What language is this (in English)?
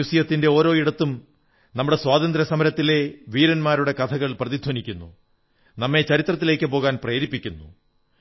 Malayalam